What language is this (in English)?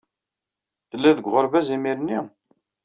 Kabyle